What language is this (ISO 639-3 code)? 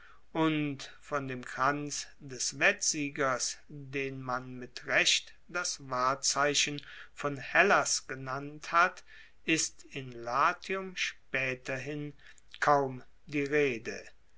deu